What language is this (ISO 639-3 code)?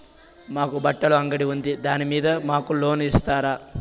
tel